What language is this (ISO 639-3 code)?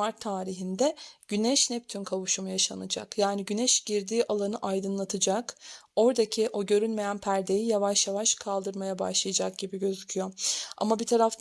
tur